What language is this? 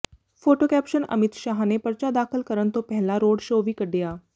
Punjabi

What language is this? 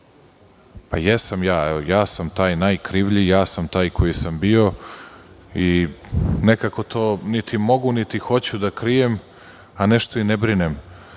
Serbian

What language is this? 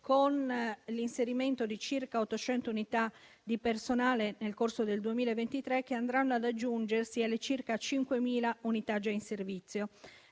Italian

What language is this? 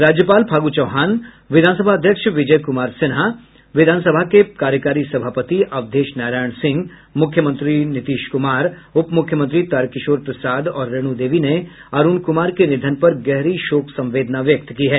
Hindi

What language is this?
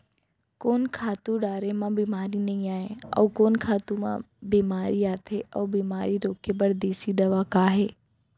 Chhattisgarhi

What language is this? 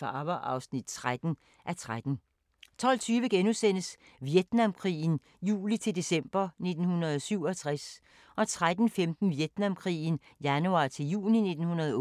Danish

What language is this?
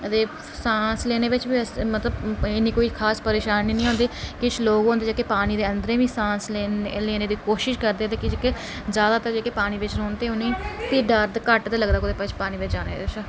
Dogri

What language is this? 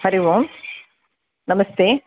Sanskrit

